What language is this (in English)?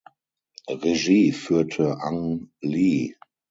German